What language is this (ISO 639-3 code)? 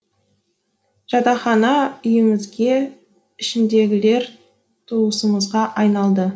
kaz